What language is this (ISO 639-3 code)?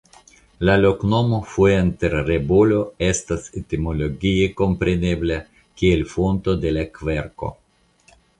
epo